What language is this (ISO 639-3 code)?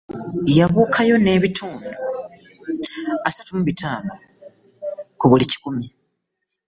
lug